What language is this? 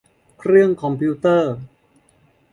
Thai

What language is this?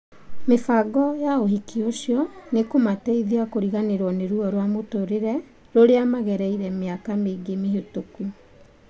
Kikuyu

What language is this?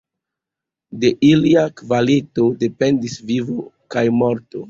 Esperanto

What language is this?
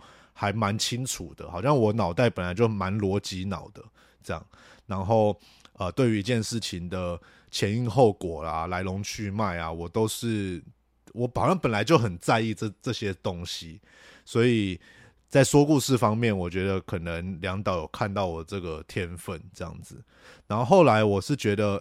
Chinese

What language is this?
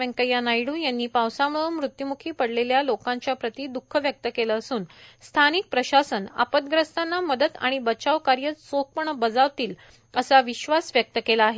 Marathi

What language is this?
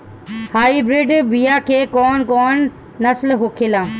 Bhojpuri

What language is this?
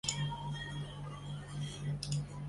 Chinese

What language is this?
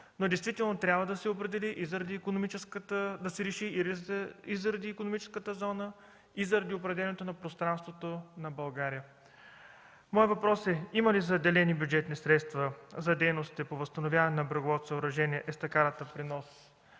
Bulgarian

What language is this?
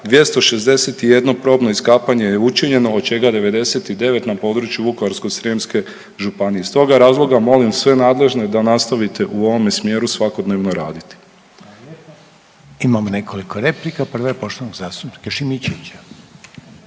Croatian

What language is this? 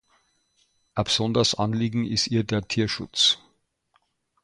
German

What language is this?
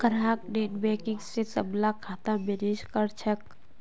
Magahi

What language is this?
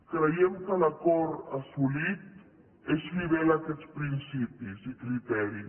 Catalan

